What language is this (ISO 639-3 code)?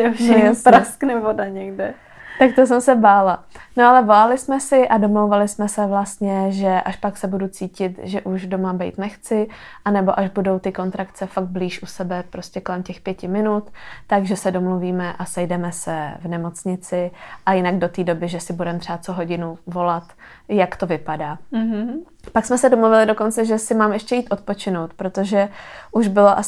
ces